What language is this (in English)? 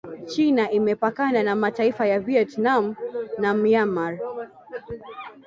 Swahili